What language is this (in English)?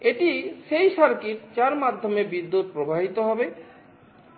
Bangla